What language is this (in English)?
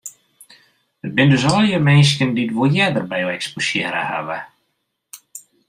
Western Frisian